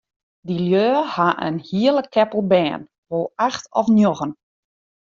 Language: Western Frisian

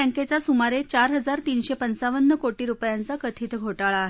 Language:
Marathi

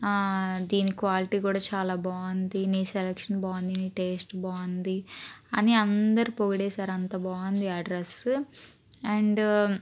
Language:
Telugu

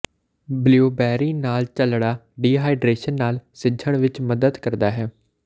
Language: Punjabi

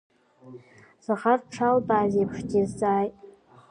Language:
Abkhazian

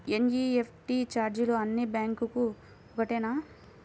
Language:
Telugu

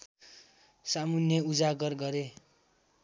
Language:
Nepali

